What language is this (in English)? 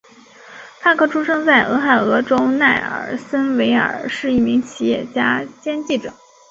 Chinese